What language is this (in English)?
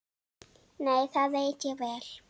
Icelandic